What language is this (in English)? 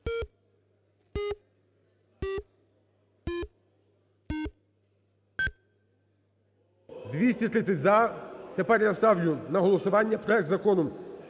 Ukrainian